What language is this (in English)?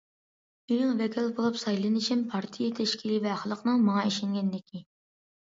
Uyghur